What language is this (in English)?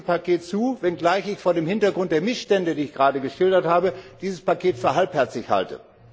German